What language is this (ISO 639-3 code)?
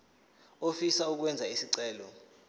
zul